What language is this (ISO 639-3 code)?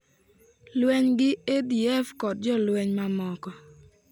luo